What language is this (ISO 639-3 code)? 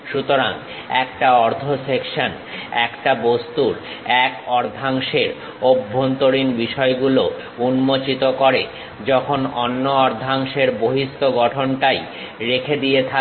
ben